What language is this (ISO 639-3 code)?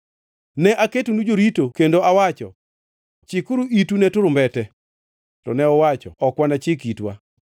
luo